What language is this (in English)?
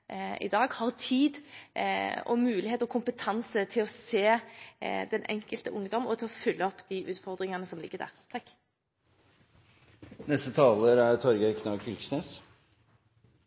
Norwegian